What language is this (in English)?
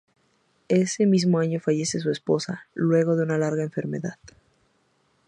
Spanish